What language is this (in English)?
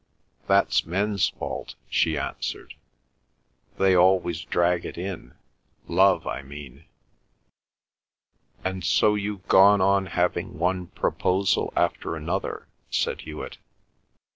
English